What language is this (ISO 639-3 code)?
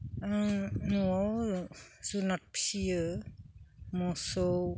brx